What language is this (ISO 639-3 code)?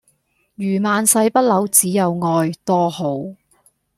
yue